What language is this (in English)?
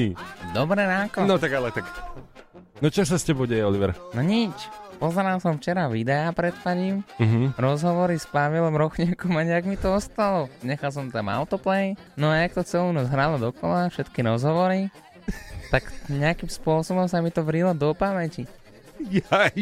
Slovak